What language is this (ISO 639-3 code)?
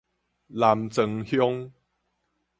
nan